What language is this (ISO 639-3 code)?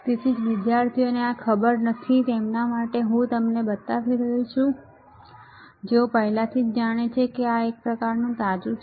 guj